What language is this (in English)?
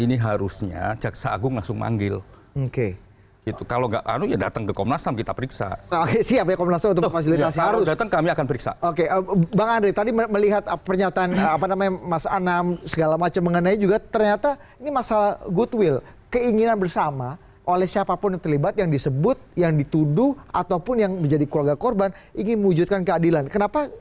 Indonesian